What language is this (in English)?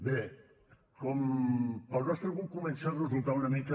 Catalan